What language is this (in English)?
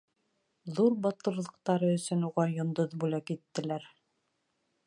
Bashkir